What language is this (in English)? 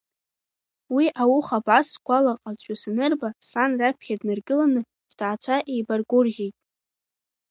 Abkhazian